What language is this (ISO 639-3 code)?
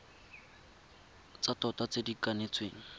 tsn